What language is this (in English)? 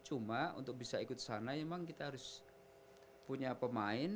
Indonesian